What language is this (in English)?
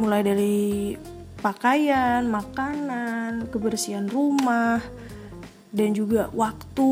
Indonesian